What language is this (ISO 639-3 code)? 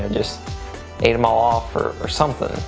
eng